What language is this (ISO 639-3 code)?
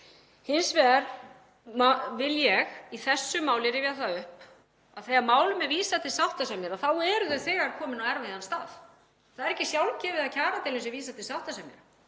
isl